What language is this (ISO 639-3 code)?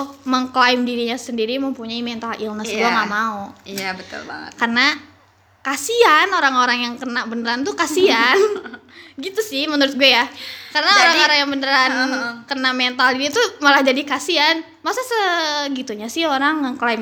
ind